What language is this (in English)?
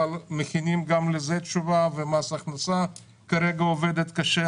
Hebrew